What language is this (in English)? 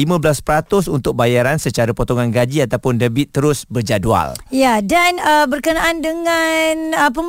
Malay